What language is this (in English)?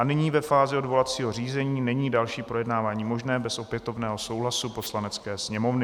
Czech